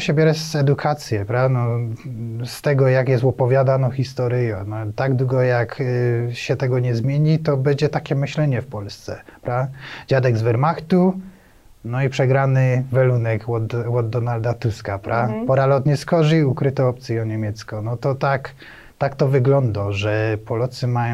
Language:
Polish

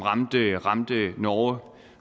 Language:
Danish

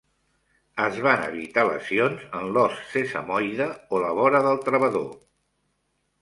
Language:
Catalan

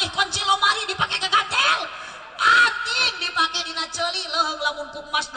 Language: Indonesian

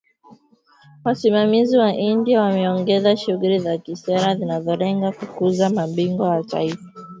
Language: Swahili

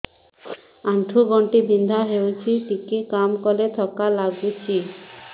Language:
Odia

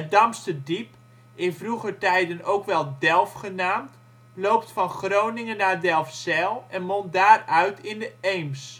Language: Dutch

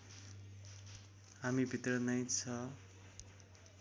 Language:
Nepali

